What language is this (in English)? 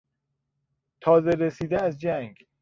Persian